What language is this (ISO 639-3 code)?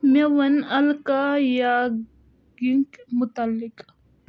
kas